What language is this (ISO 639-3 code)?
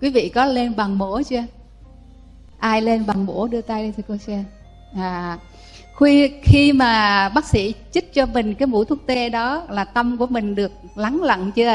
vie